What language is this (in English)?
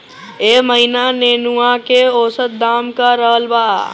Bhojpuri